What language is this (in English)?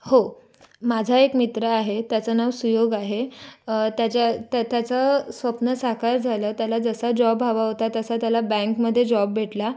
Marathi